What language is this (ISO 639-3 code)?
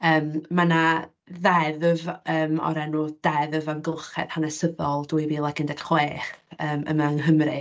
cym